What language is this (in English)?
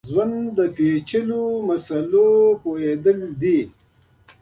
Pashto